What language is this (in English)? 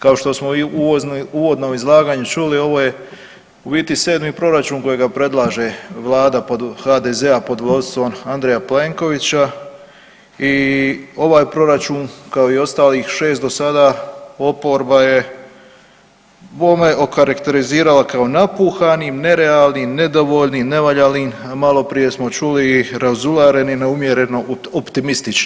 Croatian